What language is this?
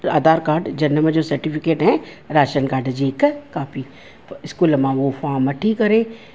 Sindhi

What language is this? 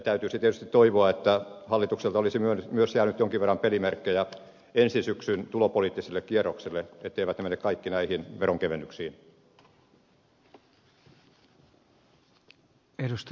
Finnish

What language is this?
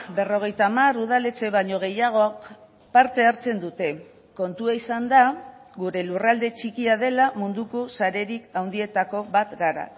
Basque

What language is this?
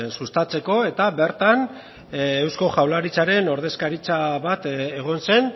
Basque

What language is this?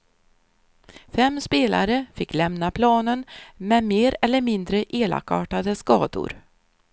Swedish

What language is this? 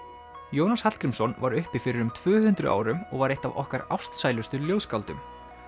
Icelandic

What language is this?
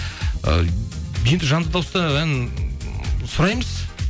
Kazakh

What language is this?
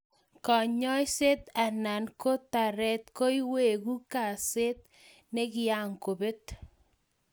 Kalenjin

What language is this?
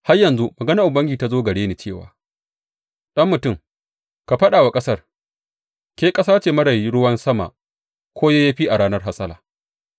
Hausa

